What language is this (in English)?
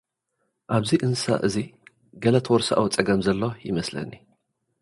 Tigrinya